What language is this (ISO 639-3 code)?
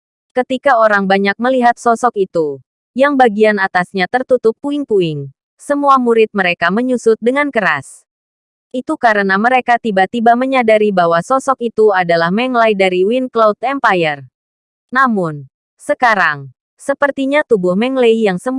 ind